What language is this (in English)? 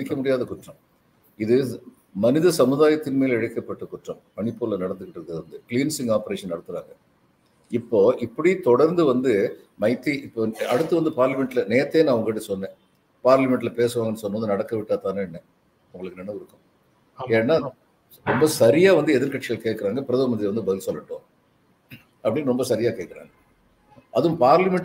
Tamil